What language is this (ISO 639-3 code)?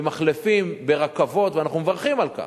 heb